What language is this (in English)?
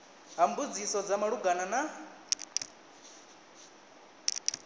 Venda